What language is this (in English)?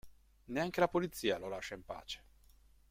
Italian